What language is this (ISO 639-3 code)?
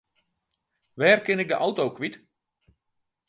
fry